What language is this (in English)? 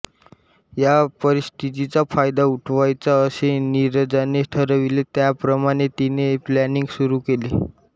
Marathi